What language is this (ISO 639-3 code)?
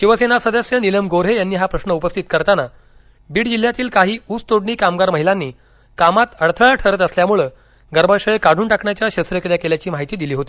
mar